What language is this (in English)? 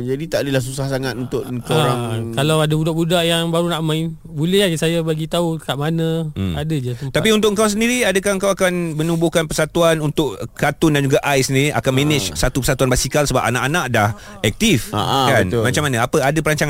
Malay